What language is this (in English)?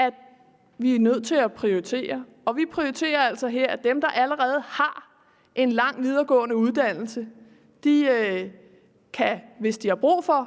Danish